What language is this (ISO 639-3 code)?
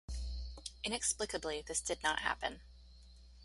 eng